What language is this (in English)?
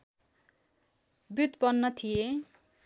Nepali